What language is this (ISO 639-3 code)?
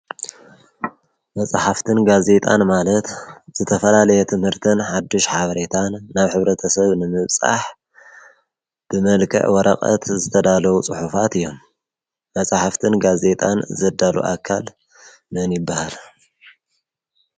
tir